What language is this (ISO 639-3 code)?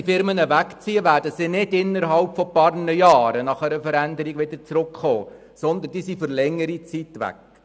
gsw